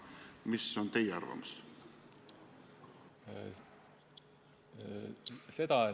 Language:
Estonian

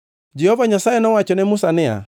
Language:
Luo (Kenya and Tanzania)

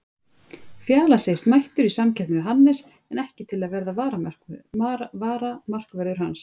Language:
Icelandic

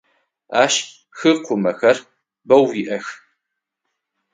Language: Adyghe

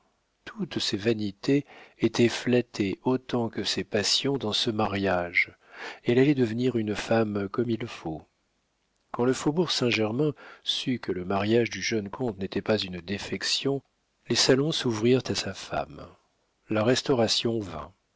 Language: French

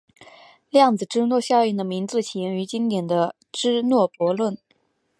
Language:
Chinese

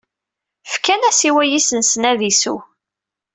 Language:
Kabyle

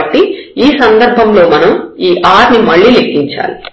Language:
Telugu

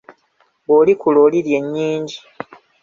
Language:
Ganda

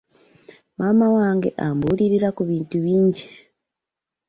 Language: Ganda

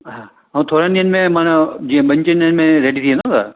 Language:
Sindhi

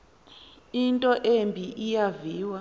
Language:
Xhosa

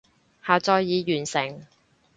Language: Cantonese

